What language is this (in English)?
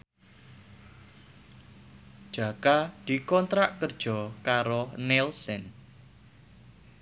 Javanese